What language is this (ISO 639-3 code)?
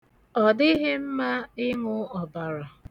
ibo